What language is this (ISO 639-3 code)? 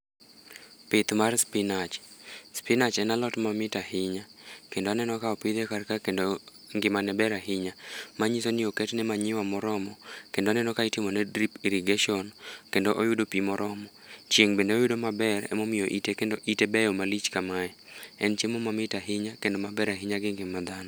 luo